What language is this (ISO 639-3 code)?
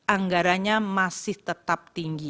ind